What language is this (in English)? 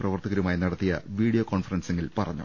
Malayalam